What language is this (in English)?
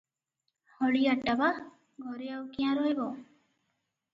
Odia